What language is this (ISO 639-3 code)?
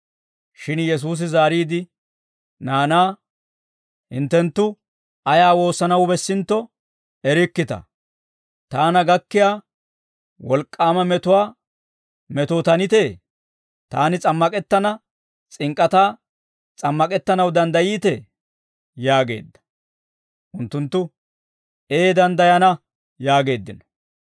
dwr